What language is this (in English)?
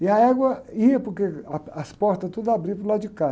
Portuguese